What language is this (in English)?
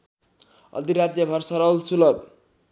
Nepali